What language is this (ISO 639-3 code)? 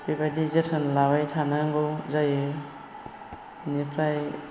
brx